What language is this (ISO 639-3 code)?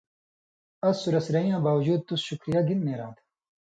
mvy